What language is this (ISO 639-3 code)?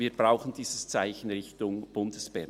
gsw